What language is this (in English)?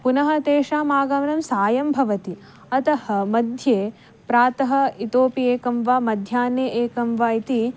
Sanskrit